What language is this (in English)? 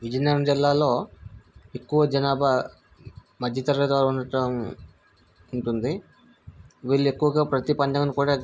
Telugu